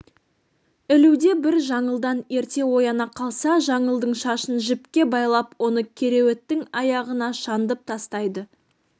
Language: Kazakh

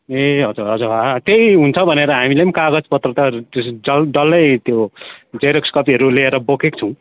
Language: Nepali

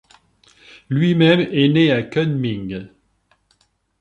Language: French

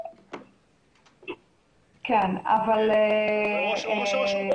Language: Hebrew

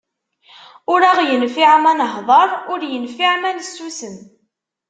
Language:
Kabyle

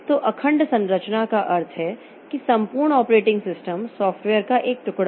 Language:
Hindi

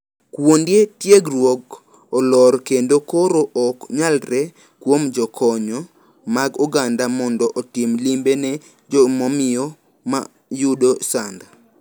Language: Luo (Kenya and Tanzania)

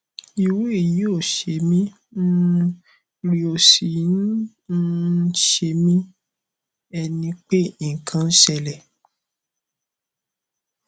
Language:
Yoruba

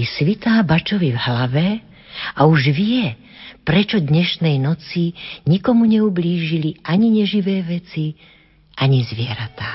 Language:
Slovak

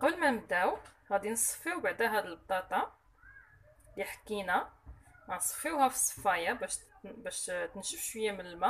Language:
Arabic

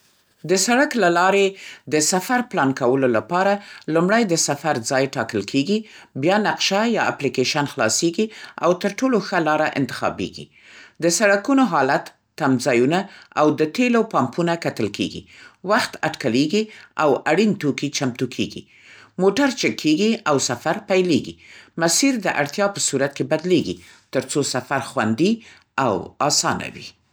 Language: Central Pashto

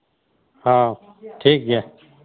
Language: Santali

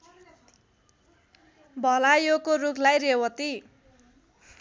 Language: Nepali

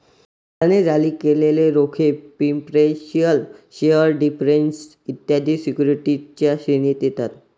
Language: Marathi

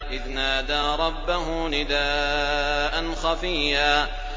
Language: Arabic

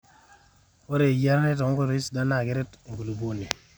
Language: Masai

